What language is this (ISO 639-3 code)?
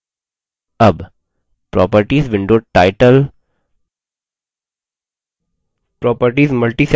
hin